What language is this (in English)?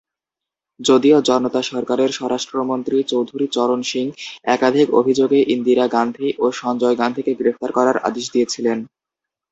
Bangla